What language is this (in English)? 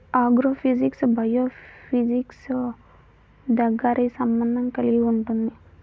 Telugu